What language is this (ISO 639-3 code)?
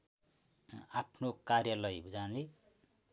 nep